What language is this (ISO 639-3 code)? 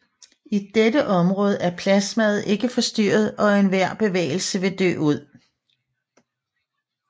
dan